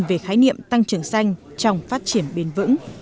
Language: Vietnamese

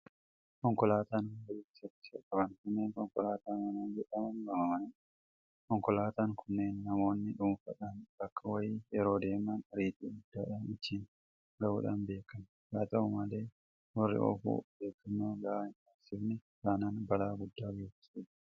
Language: Oromo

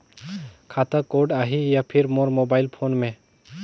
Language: Chhattisgarhi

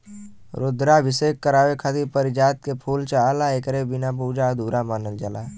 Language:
Bhojpuri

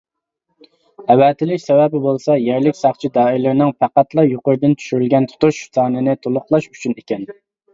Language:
Uyghur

